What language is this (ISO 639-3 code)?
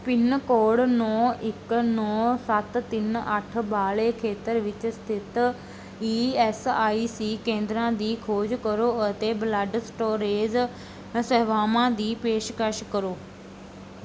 pan